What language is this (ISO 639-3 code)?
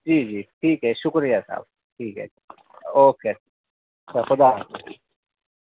urd